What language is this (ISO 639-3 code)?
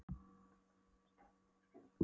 isl